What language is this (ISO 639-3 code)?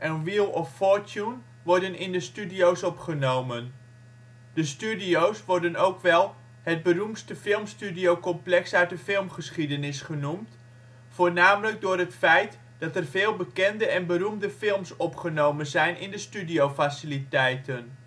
nld